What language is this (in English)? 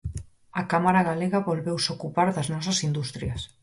Galician